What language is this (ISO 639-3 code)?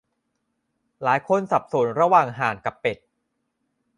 tha